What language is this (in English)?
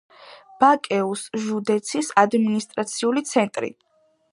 Georgian